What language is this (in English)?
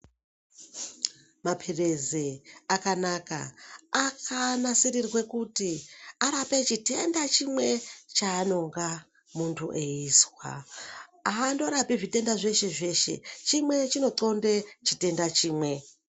Ndau